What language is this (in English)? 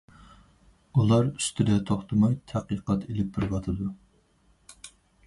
Uyghur